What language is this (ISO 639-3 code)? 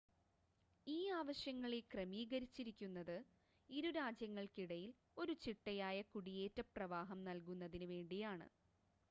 mal